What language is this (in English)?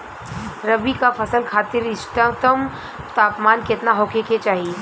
Bhojpuri